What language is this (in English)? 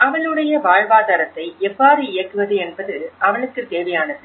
Tamil